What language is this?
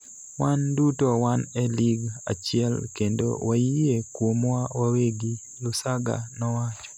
Luo (Kenya and Tanzania)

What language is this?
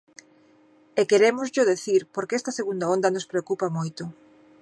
Galician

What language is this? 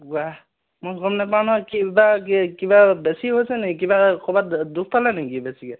Assamese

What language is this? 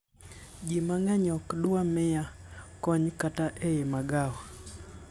Luo (Kenya and Tanzania)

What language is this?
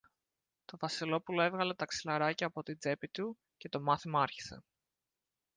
Greek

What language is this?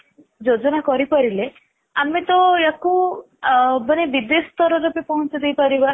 Odia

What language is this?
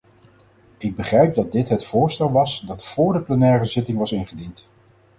Dutch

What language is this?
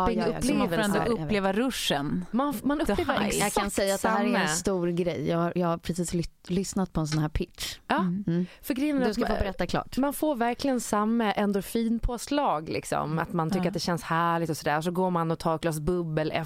Swedish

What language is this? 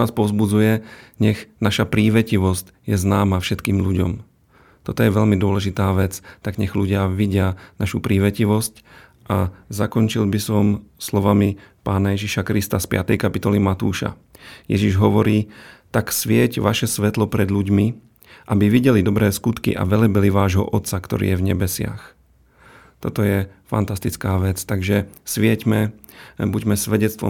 Slovak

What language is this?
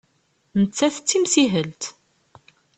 Kabyle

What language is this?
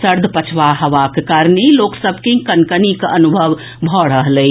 Maithili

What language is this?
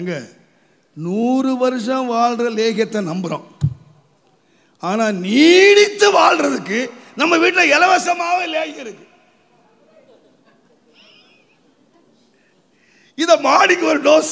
Romanian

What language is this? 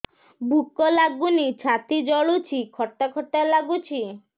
Odia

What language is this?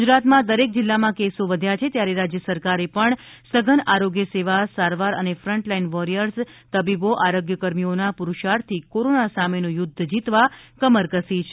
Gujarati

